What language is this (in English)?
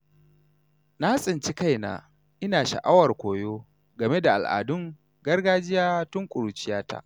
Hausa